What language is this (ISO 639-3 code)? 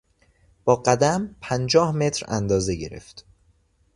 fas